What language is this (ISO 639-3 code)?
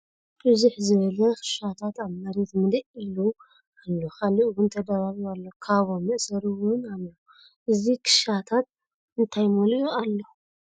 tir